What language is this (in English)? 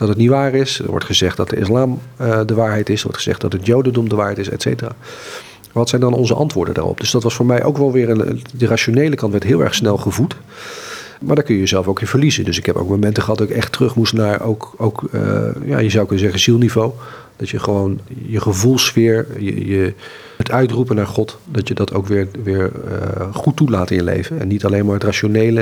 Dutch